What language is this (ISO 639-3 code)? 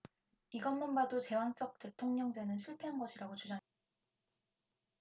kor